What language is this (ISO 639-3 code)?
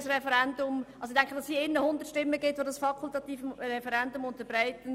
gsw